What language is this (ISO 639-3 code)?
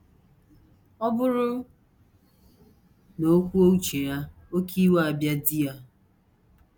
ibo